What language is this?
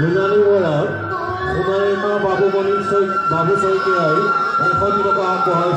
Vietnamese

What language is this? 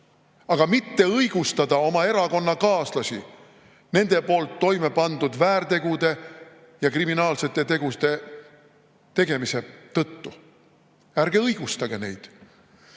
Estonian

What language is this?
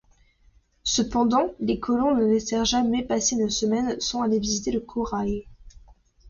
French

